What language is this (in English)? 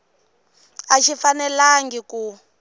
Tsonga